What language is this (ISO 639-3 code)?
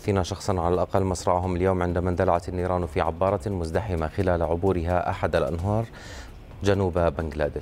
ara